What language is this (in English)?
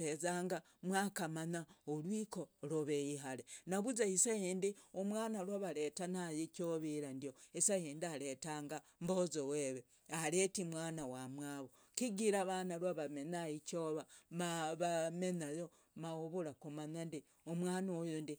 Logooli